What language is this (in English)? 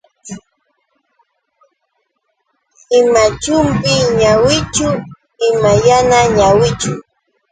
Yauyos Quechua